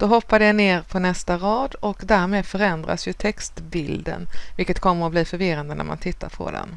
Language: Swedish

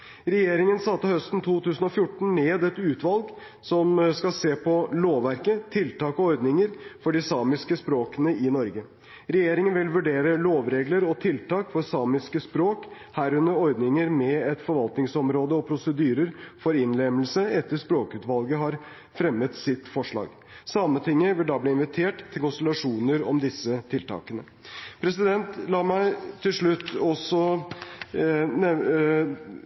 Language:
Norwegian Bokmål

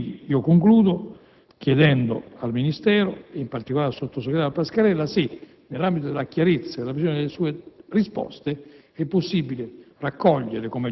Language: Italian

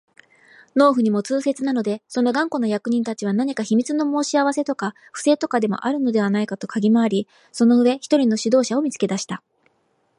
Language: Japanese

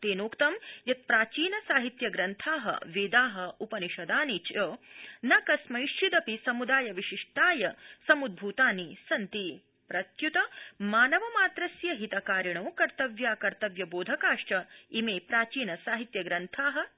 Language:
Sanskrit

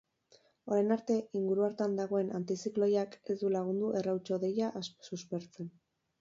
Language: Basque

